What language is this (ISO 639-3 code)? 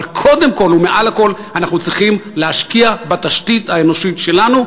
heb